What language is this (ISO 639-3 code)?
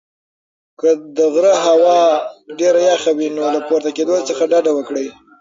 pus